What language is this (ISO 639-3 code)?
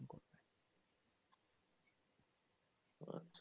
ben